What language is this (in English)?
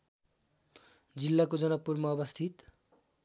Nepali